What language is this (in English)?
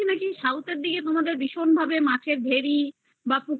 Bangla